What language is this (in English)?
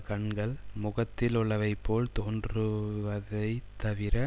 Tamil